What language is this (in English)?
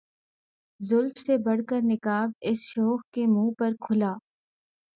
Urdu